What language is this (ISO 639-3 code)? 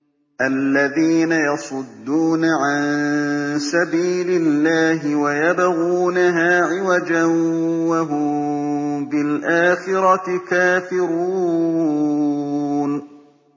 ara